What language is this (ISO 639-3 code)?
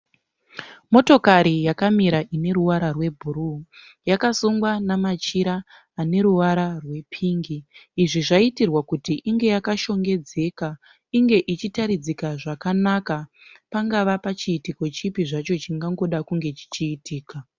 sna